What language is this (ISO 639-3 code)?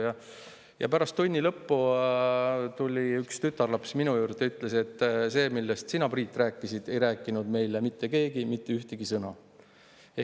est